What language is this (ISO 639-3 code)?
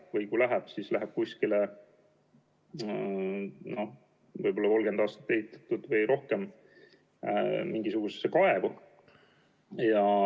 est